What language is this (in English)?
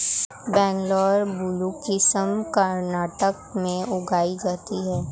Hindi